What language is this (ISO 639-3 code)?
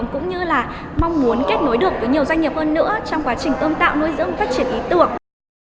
vie